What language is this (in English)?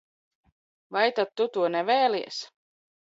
Latvian